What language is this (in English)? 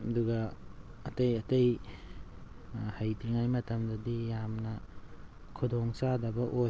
Manipuri